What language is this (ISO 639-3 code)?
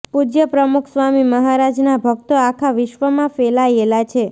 guj